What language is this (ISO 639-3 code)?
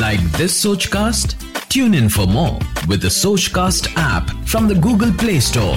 hin